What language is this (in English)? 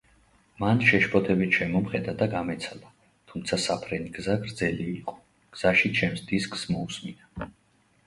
Georgian